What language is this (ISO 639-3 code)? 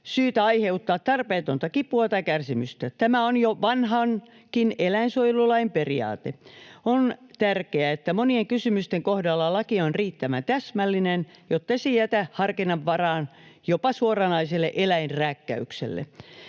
fin